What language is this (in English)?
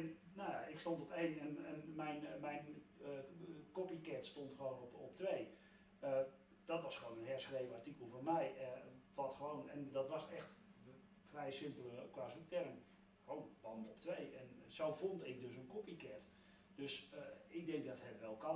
Dutch